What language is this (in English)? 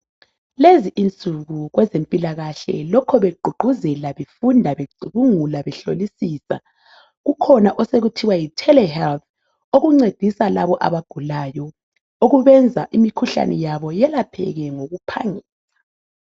North Ndebele